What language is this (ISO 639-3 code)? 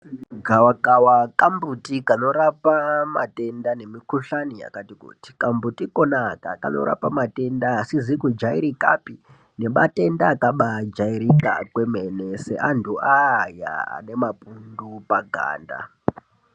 ndc